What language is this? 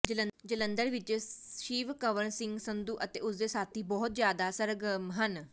Punjabi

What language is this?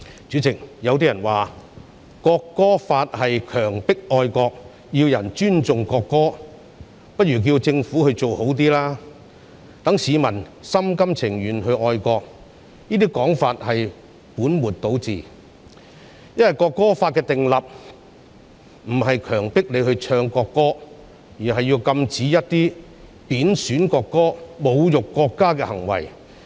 Cantonese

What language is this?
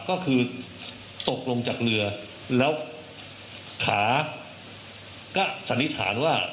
Thai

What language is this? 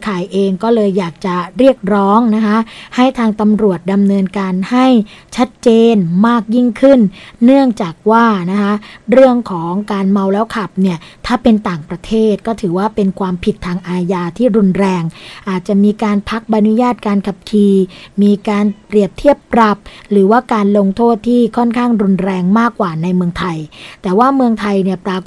Thai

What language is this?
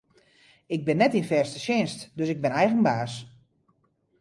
Western Frisian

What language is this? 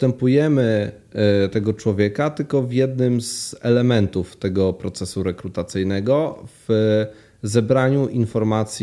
Polish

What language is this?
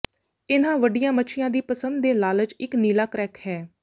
Punjabi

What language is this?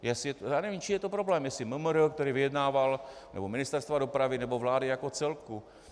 Czech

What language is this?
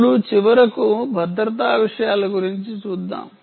Telugu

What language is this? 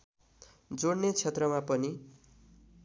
Nepali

